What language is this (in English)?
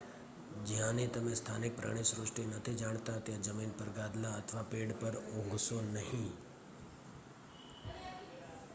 Gujarati